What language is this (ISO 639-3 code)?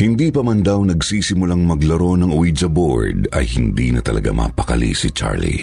fil